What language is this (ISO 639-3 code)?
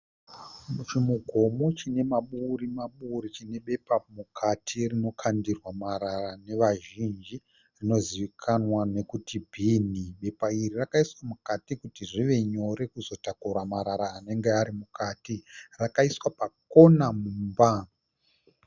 sna